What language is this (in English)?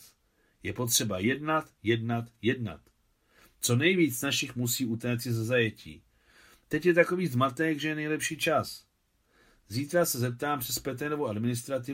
Czech